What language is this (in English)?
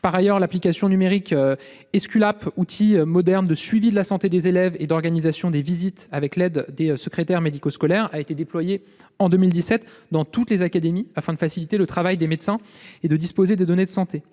French